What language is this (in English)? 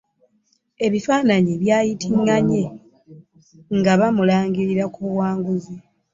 Ganda